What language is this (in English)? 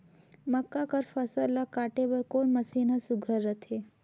Chhattisgarhi